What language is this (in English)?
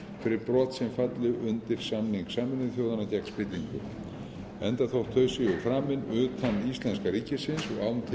Icelandic